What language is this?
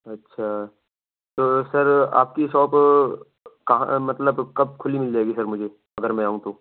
Urdu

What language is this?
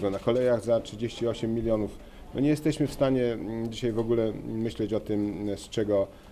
Polish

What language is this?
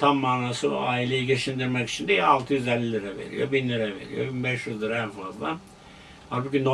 Turkish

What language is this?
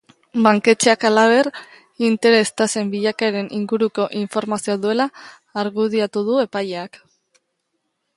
Basque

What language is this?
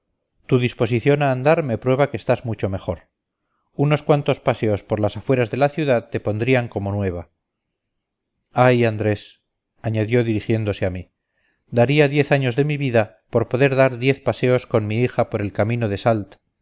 Spanish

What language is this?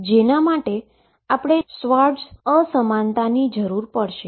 Gujarati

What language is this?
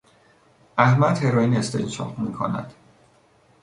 Persian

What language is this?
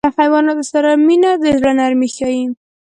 Pashto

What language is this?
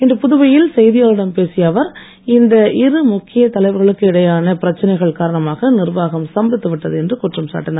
Tamil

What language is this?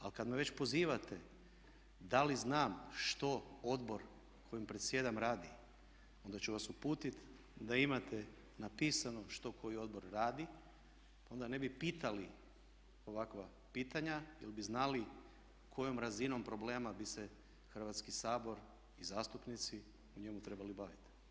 Croatian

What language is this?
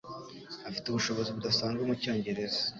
Kinyarwanda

